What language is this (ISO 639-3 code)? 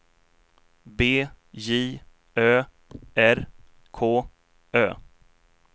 swe